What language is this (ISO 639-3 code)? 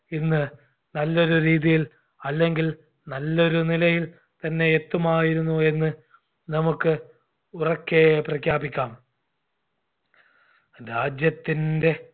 mal